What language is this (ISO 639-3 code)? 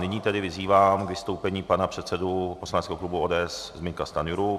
ces